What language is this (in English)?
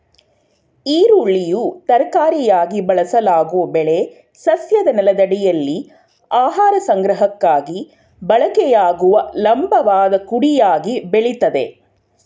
Kannada